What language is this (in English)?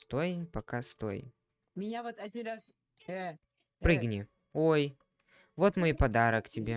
Russian